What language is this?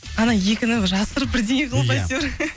Kazakh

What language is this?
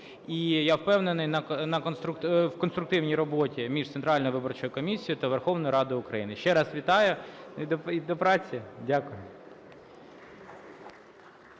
Ukrainian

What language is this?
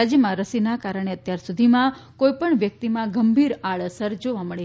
Gujarati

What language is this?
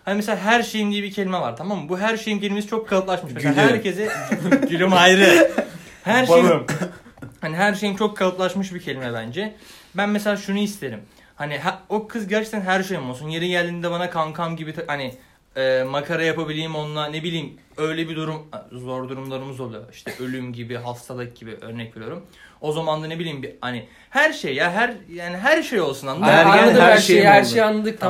Turkish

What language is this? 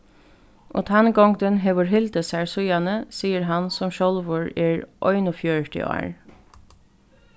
Faroese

